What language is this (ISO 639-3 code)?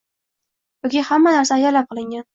uzb